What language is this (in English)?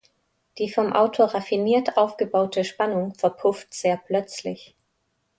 German